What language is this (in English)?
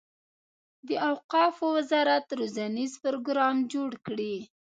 Pashto